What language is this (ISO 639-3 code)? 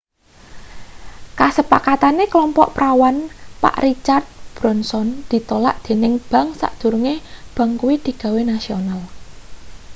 jav